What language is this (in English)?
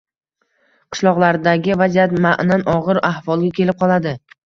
Uzbek